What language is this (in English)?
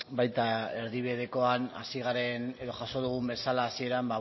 Basque